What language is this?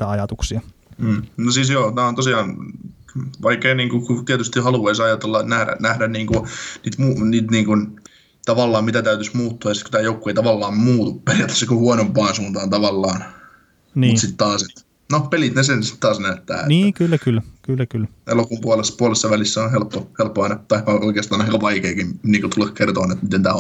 Finnish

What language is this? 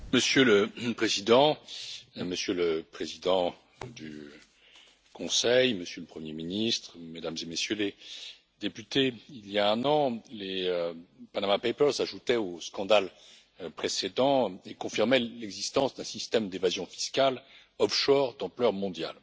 French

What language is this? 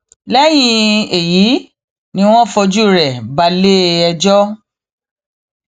Yoruba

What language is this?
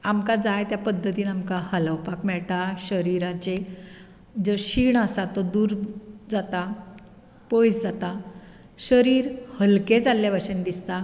Konkani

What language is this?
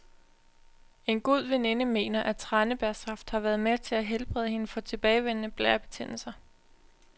Danish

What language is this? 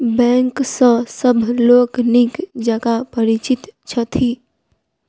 Maithili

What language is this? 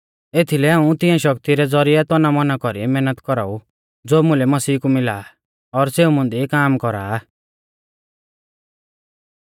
Mahasu Pahari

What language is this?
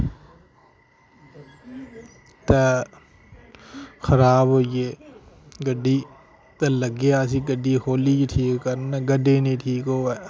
Dogri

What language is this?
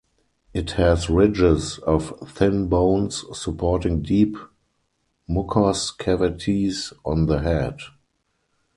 English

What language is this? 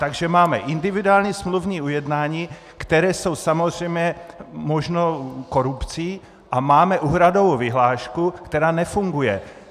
Czech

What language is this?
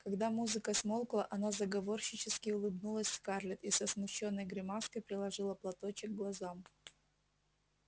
Russian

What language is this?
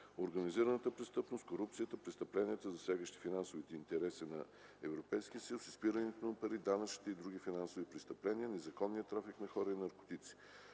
Bulgarian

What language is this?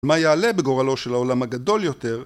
Hebrew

